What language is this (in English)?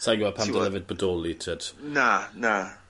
Welsh